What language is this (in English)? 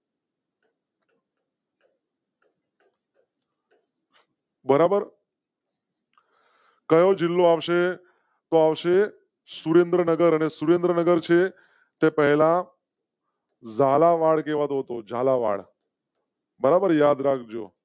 Gujarati